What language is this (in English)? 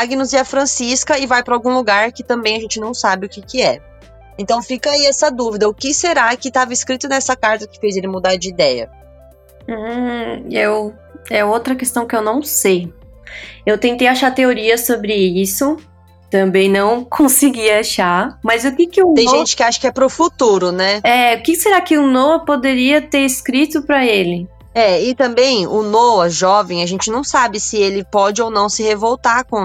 Portuguese